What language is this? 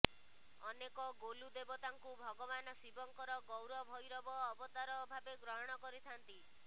Odia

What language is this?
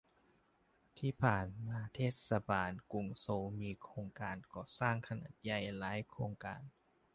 Thai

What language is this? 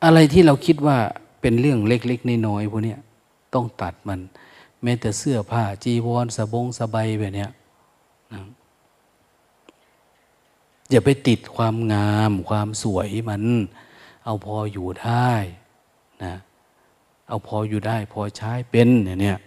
Thai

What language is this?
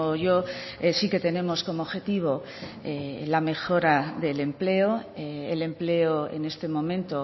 Spanish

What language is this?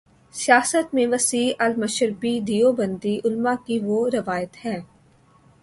Urdu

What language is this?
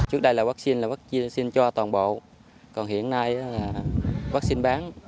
Vietnamese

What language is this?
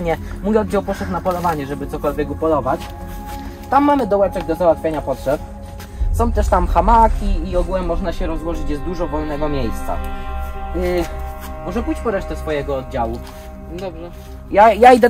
Polish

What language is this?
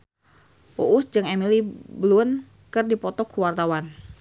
Sundanese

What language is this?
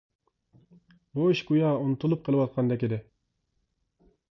Uyghur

